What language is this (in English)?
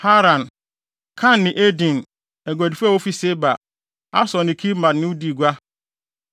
Akan